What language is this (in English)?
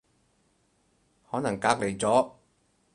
Cantonese